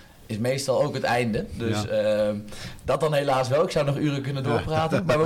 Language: Dutch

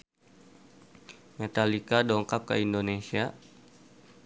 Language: Sundanese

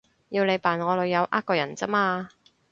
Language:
Cantonese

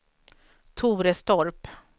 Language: Swedish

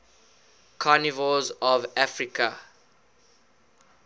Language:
English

